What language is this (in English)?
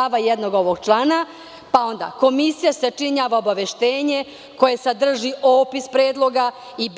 Serbian